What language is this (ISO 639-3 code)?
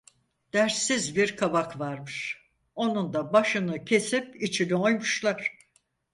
tur